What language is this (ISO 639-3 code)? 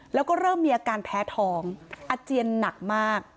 tha